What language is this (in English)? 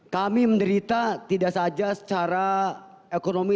Indonesian